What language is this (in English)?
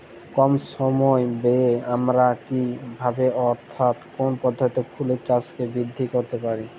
Bangla